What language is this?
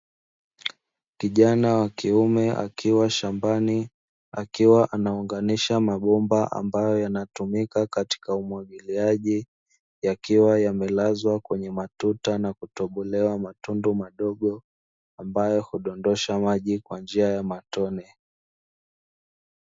Swahili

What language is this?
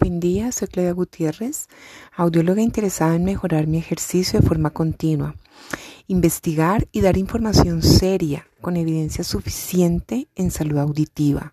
Spanish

